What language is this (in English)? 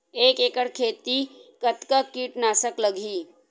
Chhattisgarhi